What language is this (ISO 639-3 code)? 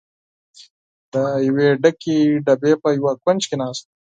pus